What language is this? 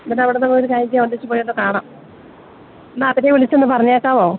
Malayalam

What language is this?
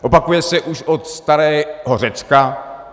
Czech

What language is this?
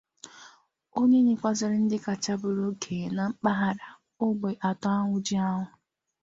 Igbo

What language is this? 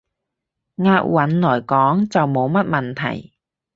Cantonese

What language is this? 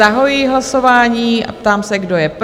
Czech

